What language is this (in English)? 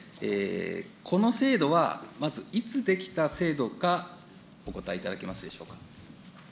Japanese